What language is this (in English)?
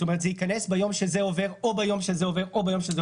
Hebrew